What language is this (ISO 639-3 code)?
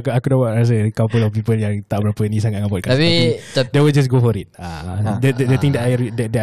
msa